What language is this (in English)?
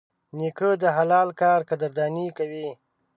Pashto